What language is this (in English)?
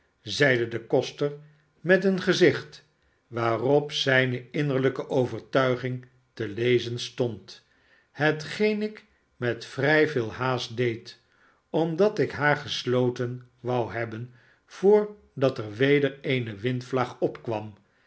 Dutch